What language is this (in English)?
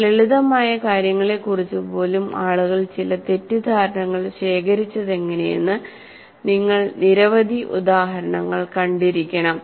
Malayalam